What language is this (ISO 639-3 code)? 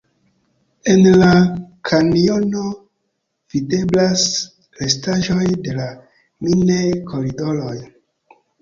epo